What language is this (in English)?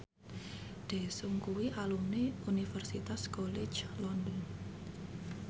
Javanese